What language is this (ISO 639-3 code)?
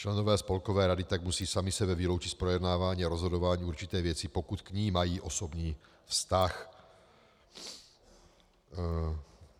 ces